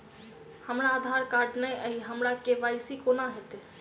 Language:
Maithili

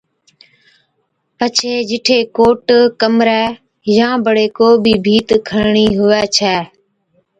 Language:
Od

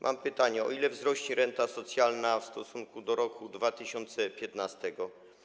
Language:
Polish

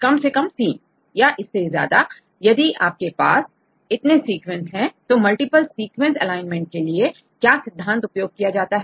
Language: Hindi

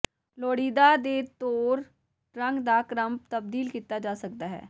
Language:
Punjabi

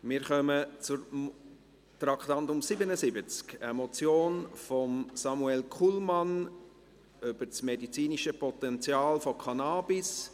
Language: Swiss German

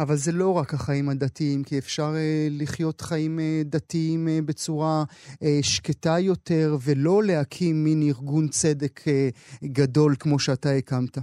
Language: Hebrew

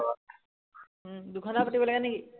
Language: Assamese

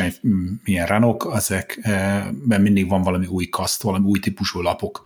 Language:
Hungarian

